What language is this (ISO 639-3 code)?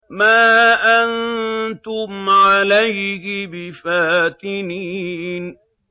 ara